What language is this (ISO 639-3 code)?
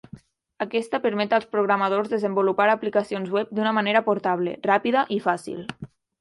cat